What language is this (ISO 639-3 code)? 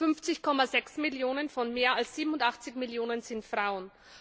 deu